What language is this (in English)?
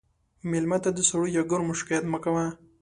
Pashto